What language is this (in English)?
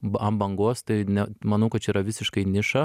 Lithuanian